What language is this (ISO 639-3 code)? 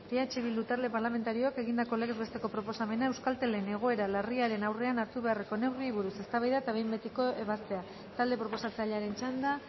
eus